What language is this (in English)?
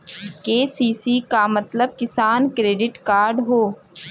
Bhojpuri